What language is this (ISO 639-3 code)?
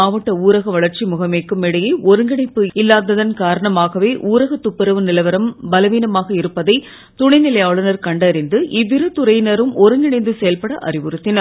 tam